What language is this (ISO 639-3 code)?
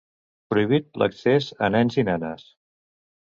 cat